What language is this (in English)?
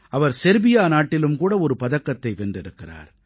Tamil